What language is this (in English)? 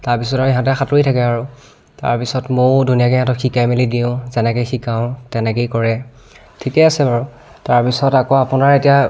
Assamese